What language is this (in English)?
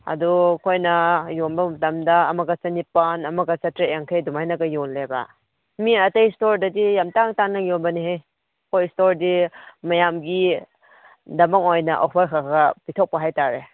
Manipuri